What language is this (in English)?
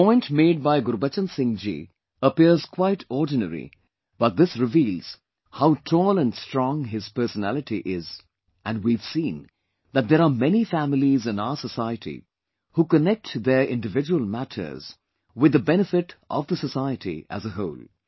English